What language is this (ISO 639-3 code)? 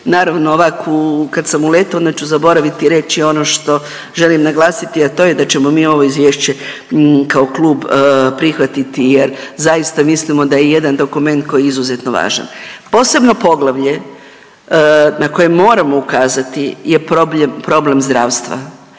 hrv